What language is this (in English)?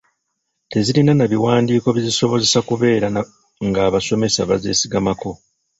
Ganda